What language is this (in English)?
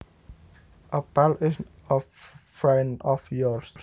Javanese